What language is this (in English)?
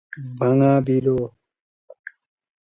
Torwali